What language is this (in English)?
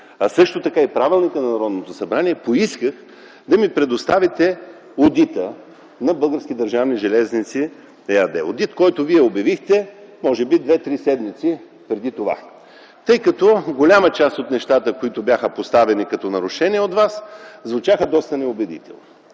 Bulgarian